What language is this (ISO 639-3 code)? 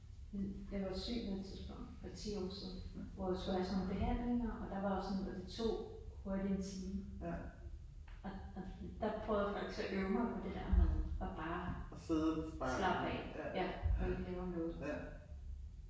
dan